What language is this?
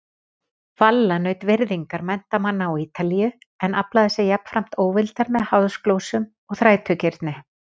Icelandic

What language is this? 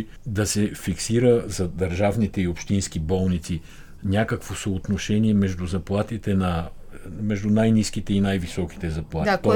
Bulgarian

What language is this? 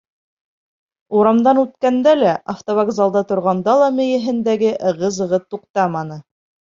Bashkir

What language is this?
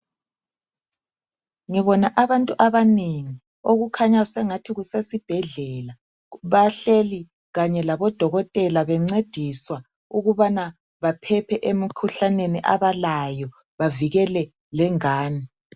North Ndebele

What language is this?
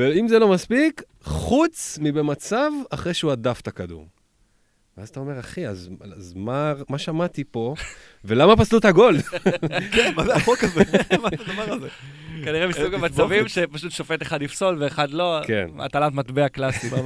Hebrew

